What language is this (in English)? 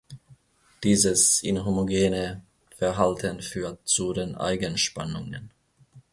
German